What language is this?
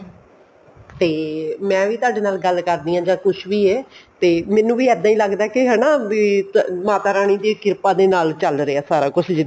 Punjabi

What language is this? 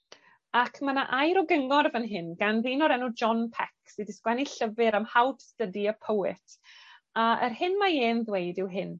Welsh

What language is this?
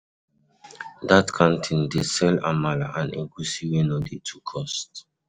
Nigerian Pidgin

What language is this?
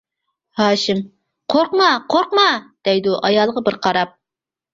Uyghur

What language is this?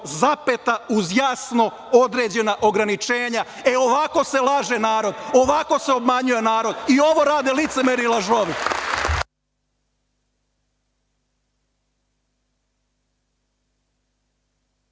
Serbian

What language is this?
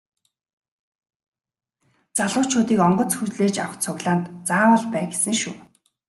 Mongolian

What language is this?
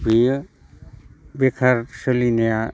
Bodo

